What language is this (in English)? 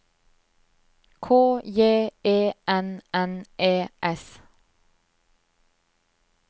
Norwegian